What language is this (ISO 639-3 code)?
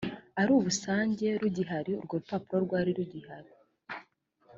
kin